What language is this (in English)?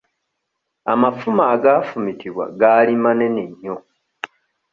Ganda